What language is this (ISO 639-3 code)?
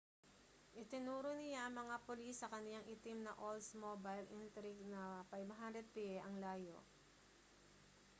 fil